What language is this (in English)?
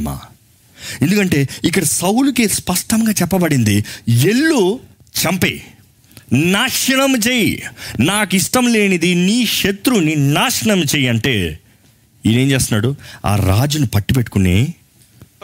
Telugu